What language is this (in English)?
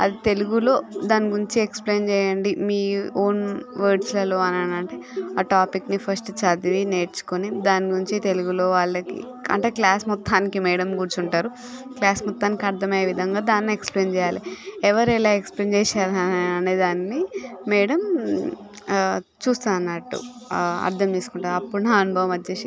Telugu